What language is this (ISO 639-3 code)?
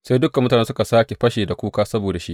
hau